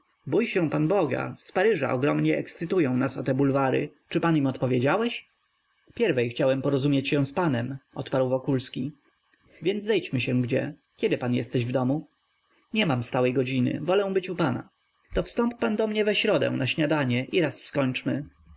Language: Polish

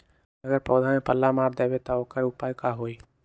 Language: Magahi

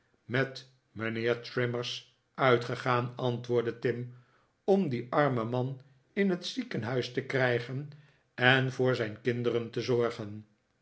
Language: Dutch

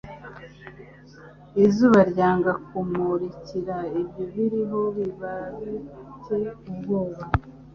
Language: Kinyarwanda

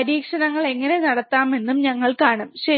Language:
Malayalam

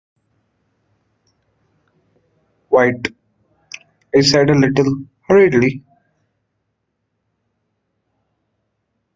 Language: English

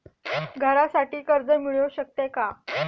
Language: Marathi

